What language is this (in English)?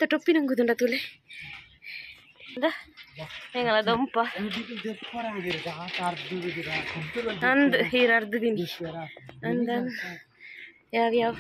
Kannada